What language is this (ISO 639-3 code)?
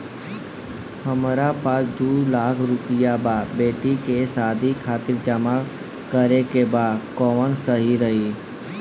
bho